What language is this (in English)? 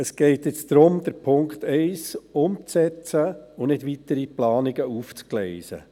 Swiss German